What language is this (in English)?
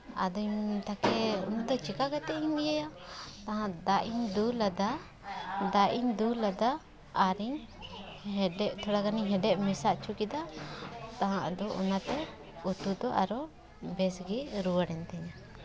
Santali